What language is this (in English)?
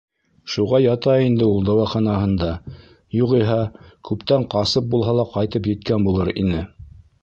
Bashkir